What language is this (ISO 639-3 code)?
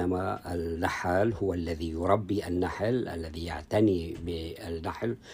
ara